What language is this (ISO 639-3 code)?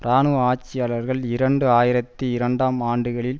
tam